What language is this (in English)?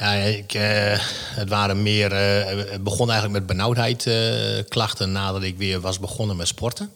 Dutch